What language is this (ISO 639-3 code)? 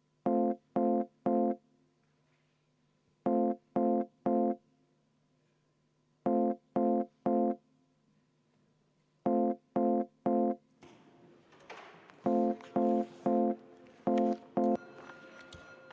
est